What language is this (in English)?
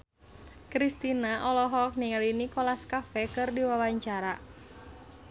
Sundanese